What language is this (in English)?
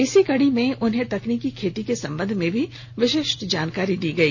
Hindi